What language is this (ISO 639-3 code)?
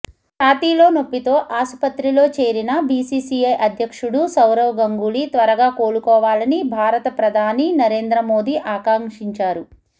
tel